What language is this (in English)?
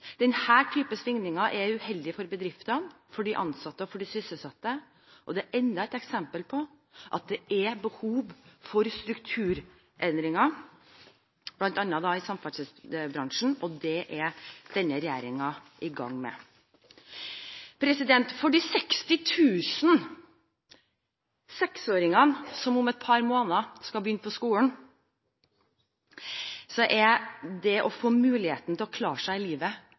Norwegian Bokmål